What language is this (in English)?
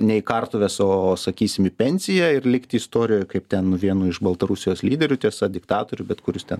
Lithuanian